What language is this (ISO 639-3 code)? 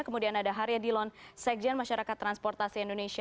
ind